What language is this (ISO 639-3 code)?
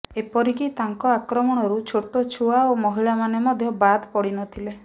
ori